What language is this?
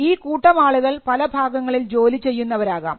Malayalam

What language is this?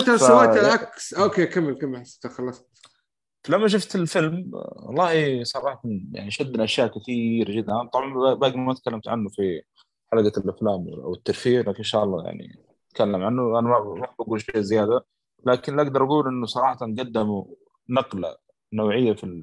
Arabic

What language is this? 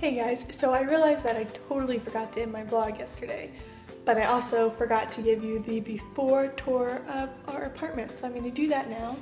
English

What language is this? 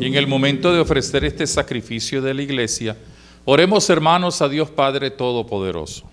Spanish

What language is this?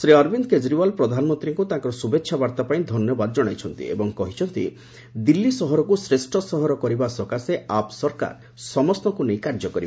Odia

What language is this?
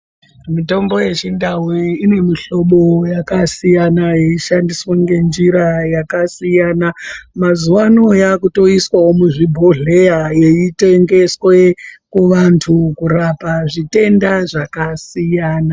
Ndau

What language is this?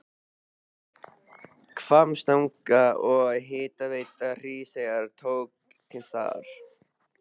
Icelandic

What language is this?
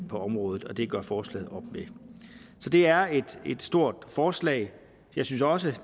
Danish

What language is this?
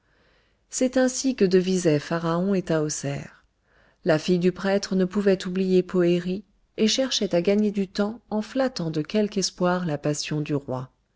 French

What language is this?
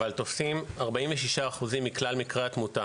Hebrew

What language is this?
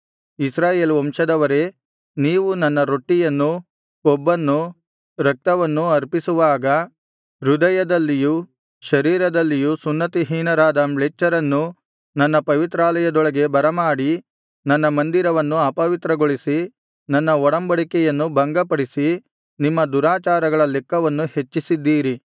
Kannada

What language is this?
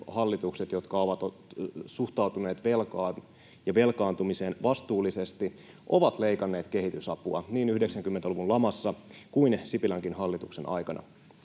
Finnish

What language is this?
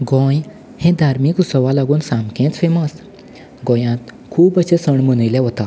Konkani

